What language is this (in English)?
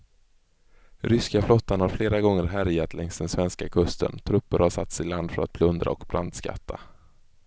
Swedish